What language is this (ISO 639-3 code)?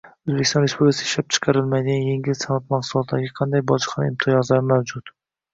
uzb